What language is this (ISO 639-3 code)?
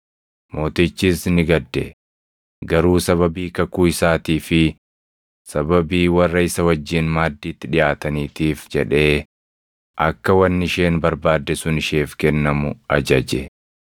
orm